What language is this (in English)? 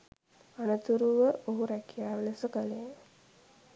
Sinhala